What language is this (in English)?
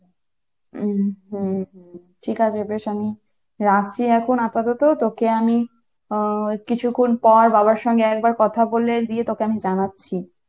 Bangla